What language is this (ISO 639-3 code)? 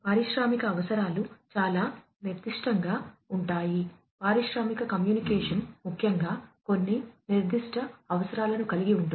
tel